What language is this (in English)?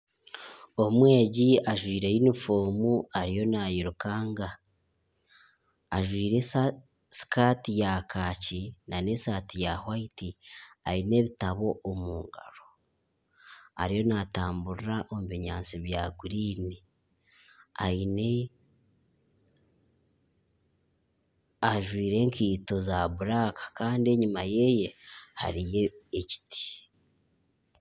Nyankole